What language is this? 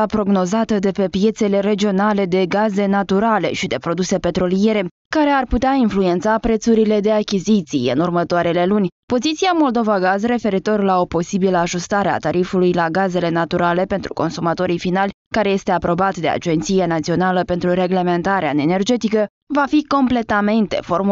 Romanian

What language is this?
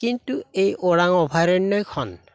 Assamese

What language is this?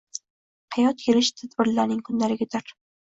Uzbek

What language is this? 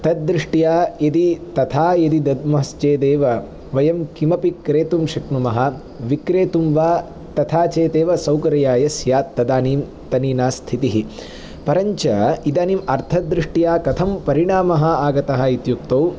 Sanskrit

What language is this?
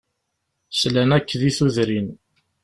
Kabyle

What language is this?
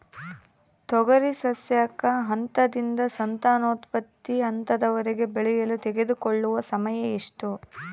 Kannada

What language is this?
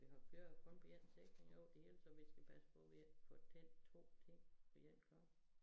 Danish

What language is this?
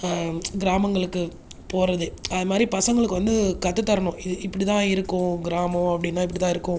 Tamil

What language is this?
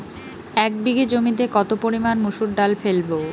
Bangla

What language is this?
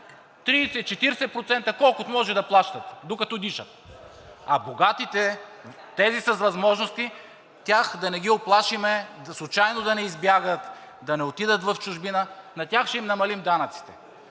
Bulgarian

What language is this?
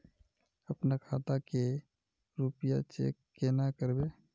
Magahi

